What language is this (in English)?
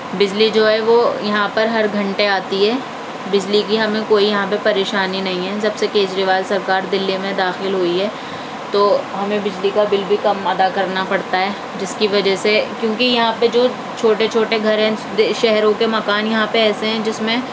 Urdu